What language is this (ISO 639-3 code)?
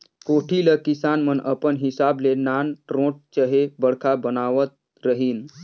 hne